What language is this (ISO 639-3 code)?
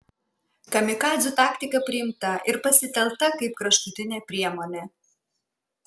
lit